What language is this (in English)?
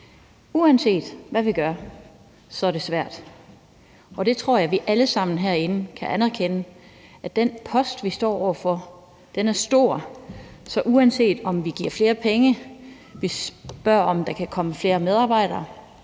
Danish